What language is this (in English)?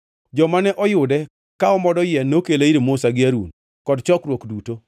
Luo (Kenya and Tanzania)